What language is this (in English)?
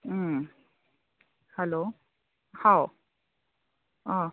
Manipuri